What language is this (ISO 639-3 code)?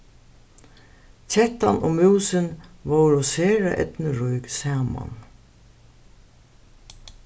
fao